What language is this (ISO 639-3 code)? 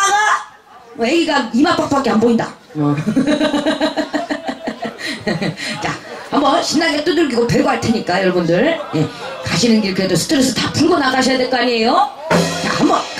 kor